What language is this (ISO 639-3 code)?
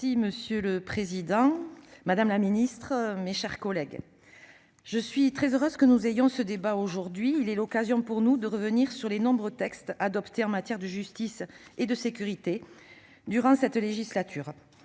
fra